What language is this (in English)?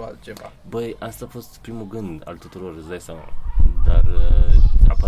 Romanian